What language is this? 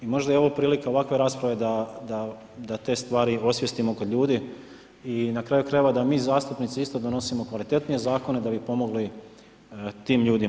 Croatian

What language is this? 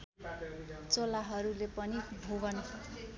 Nepali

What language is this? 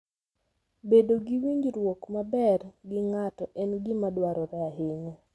Luo (Kenya and Tanzania)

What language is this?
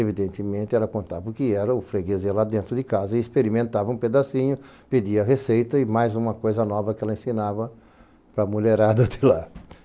Portuguese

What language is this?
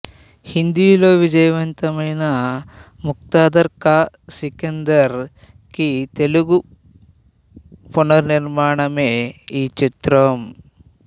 Telugu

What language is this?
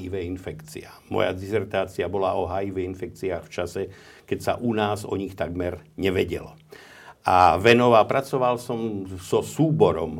Slovak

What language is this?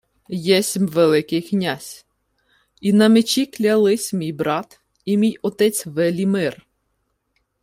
Ukrainian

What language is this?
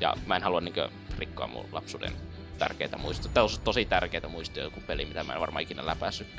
Finnish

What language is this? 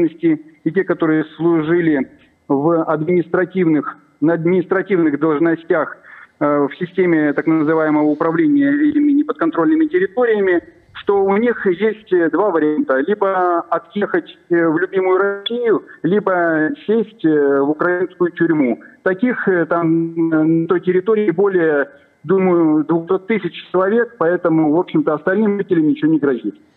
Russian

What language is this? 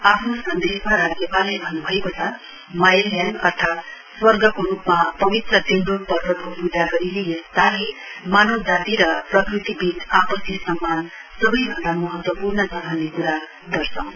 Nepali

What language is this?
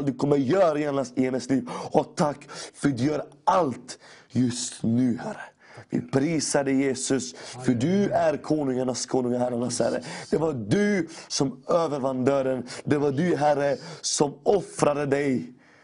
Swedish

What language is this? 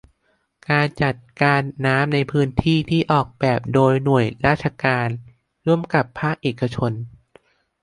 Thai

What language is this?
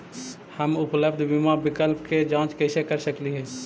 Magahi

